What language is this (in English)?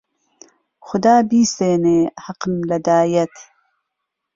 Central Kurdish